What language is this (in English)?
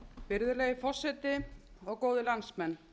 Icelandic